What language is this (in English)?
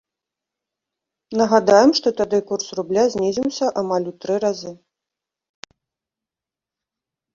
Belarusian